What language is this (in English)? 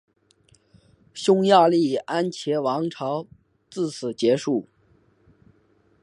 Chinese